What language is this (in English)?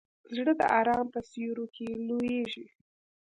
Pashto